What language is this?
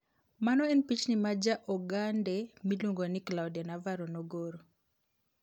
Luo (Kenya and Tanzania)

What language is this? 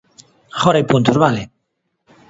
Galician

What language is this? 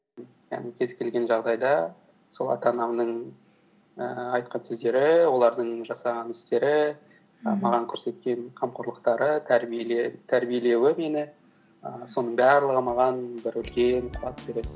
Kazakh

